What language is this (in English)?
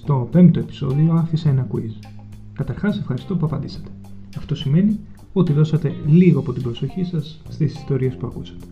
Greek